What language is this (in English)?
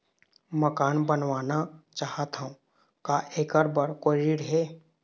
Chhattisgarhi